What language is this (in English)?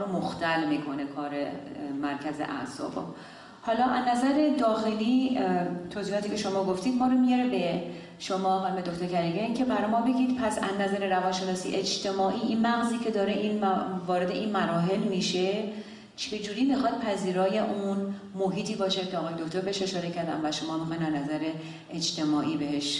Persian